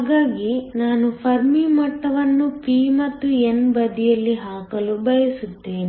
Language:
Kannada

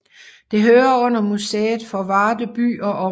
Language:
Danish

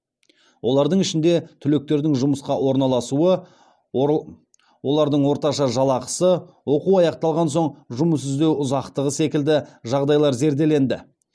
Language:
Kazakh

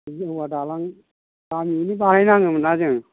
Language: Bodo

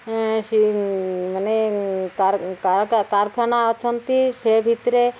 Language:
Odia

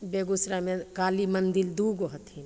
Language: Maithili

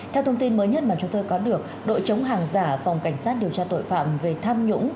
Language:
Vietnamese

